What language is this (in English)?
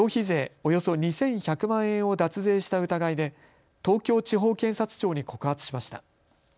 Japanese